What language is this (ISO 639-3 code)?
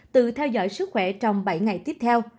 vie